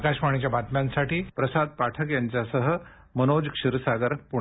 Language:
Marathi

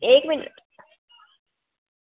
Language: Dogri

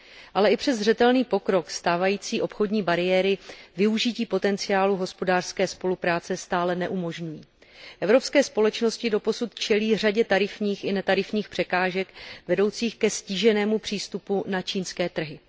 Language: Czech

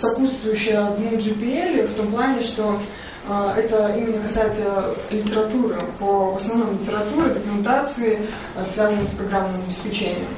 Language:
Russian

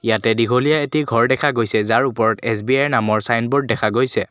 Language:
Assamese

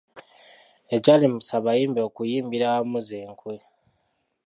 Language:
Ganda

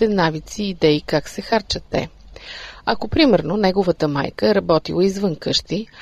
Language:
Bulgarian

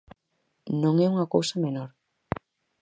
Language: Galician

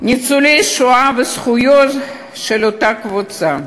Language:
Hebrew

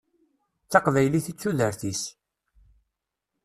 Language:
Kabyle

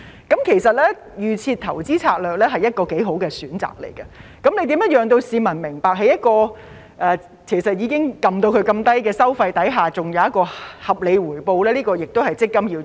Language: Cantonese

